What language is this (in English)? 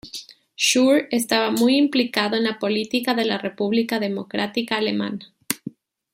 Spanish